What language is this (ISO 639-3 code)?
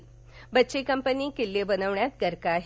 mar